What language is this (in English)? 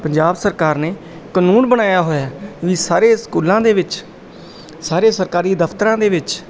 Punjabi